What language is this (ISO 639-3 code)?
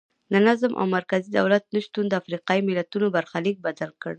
pus